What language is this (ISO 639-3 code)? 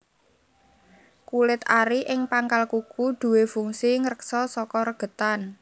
jav